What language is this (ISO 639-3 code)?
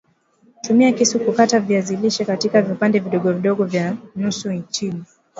swa